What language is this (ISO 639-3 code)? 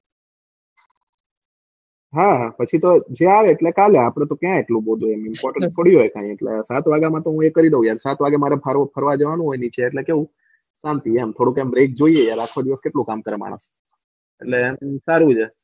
guj